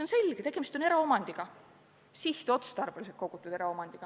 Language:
Estonian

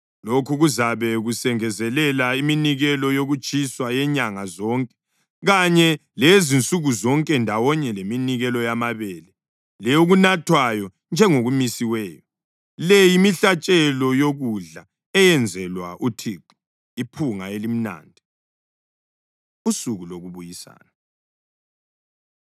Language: North Ndebele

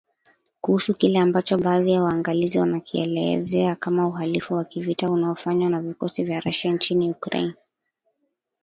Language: Swahili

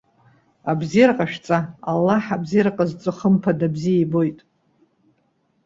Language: Abkhazian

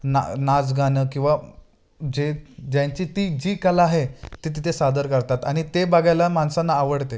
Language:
Marathi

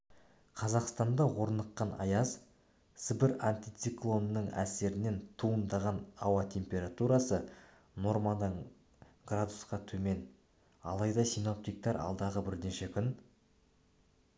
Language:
Kazakh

